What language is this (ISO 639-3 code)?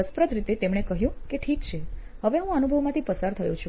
guj